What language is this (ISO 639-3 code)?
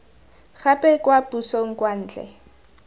tsn